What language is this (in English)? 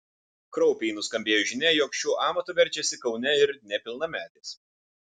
Lithuanian